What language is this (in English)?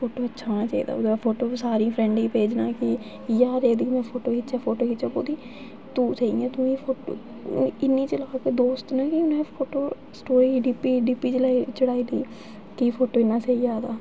Dogri